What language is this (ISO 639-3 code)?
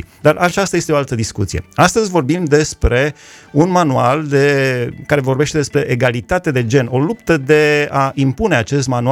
ron